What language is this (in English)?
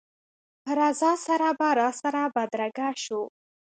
Pashto